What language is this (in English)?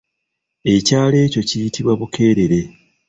Ganda